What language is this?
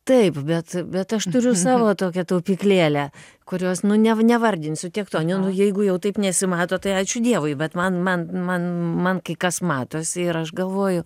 Lithuanian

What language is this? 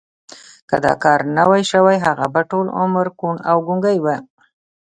Pashto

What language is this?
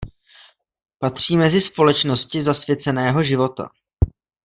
Czech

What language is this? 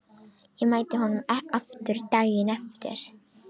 Icelandic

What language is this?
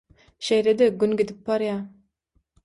Turkmen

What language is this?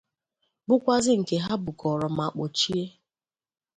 Igbo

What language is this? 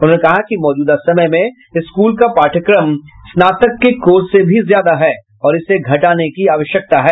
Hindi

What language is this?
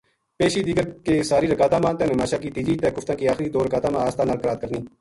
Gujari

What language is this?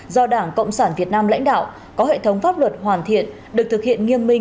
Vietnamese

